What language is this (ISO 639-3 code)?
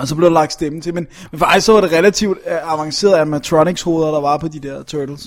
dan